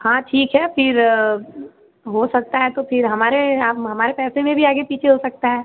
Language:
Hindi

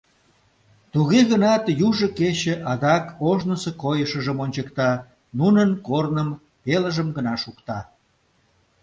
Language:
Mari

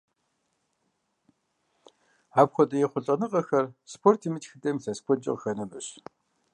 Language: Kabardian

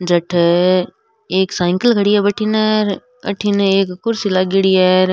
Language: Rajasthani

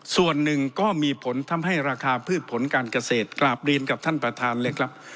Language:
Thai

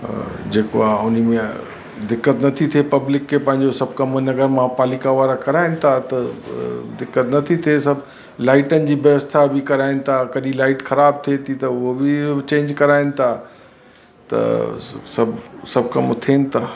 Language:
Sindhi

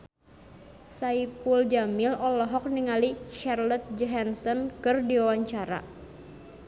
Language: Sundanese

